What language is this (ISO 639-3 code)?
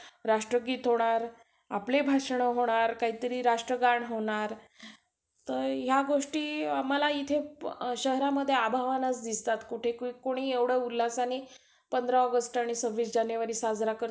mar